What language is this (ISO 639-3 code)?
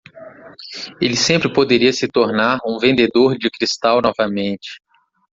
por